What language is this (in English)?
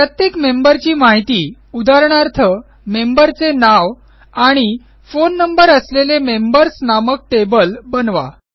Marathi